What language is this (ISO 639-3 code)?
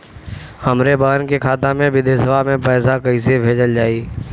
bho